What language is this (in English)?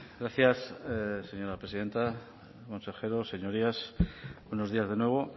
Spanish